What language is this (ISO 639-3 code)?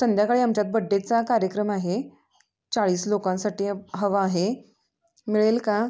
mar